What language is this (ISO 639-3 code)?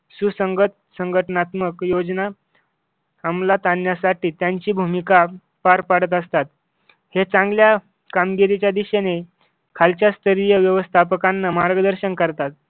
mar